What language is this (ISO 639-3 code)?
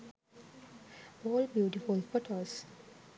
sin